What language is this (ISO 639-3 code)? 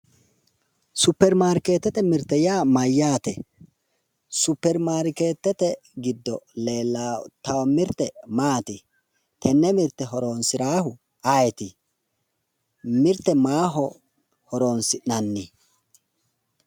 sid